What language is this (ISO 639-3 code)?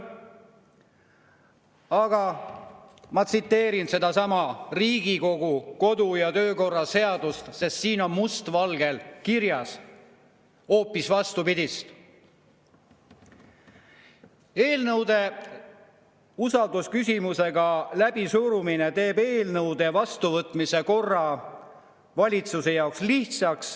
est